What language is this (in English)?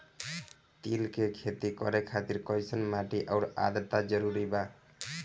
Bhojpuri